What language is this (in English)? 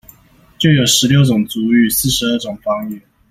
Chinese